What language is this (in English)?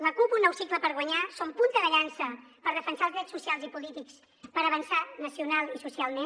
Catalan